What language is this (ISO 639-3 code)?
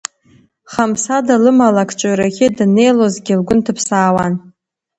abk